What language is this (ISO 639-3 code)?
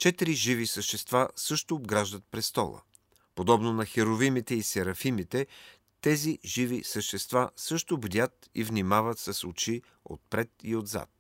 bul